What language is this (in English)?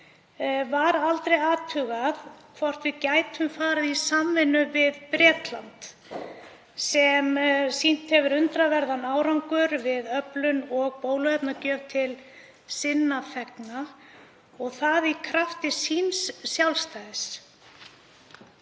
Icelandic